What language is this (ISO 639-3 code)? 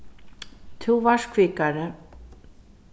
fao